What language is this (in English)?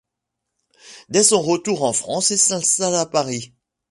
French